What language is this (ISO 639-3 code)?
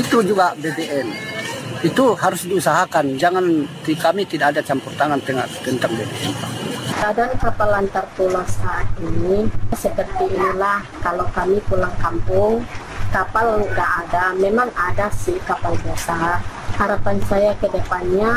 ind